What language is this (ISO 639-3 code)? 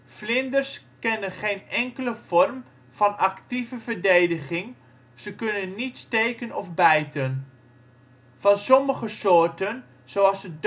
nld